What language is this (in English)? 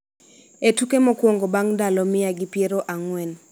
Luo (Kenya and Tanzania)